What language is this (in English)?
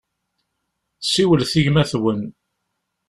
Kabyle